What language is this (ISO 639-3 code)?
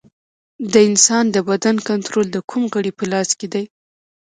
pus